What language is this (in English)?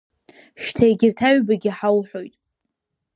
Abkhazian